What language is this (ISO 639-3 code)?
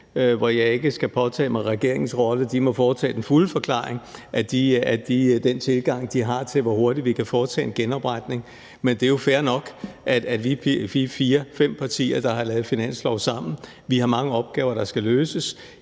dan